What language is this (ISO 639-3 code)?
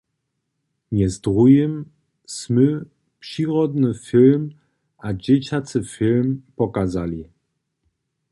hsb